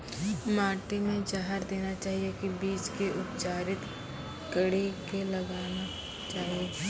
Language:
Maithili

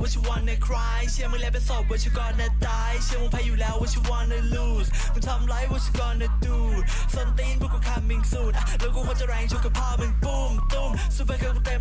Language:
Thai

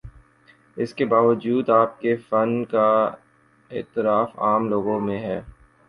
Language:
Urdu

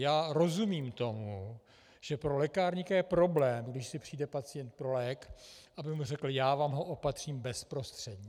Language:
Czech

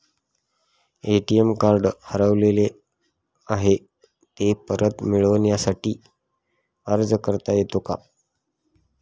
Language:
Marathi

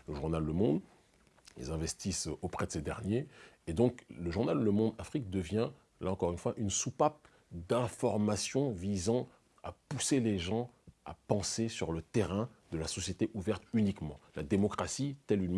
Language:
French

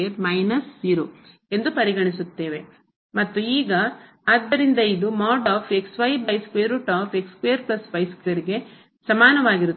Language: Kannada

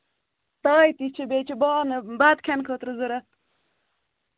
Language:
Kashmiri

